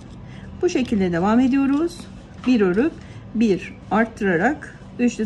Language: Turkish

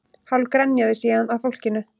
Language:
Icelandic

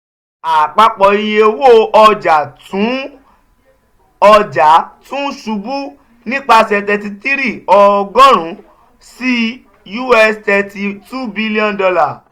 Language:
Yoruba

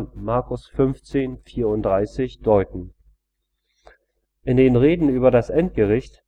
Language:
German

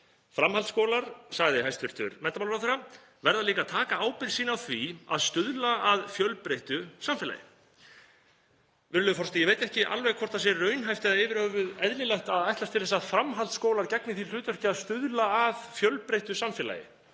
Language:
Icelandic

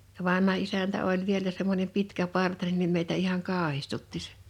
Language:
Finnish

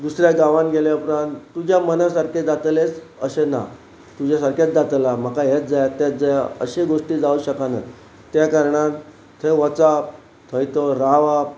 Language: Konkani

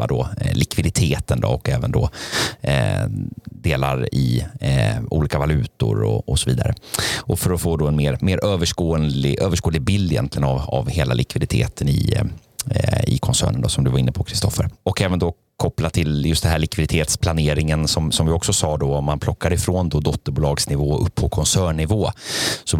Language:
Swedish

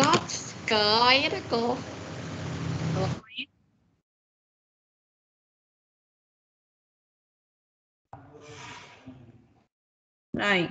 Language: Vietnamese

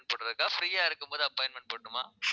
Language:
Tamil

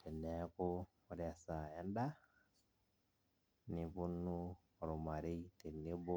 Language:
Masai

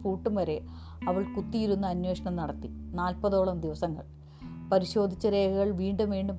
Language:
Malayalam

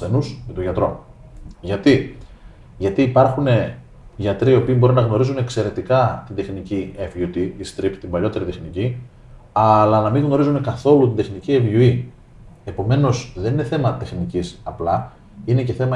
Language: Greek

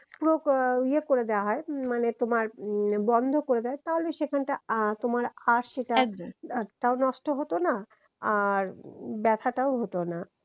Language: Bangla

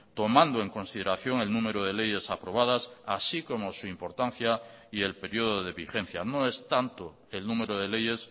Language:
Spanish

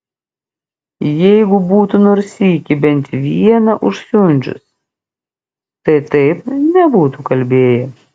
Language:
Lithuanian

